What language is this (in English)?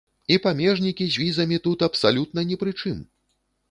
Belarusian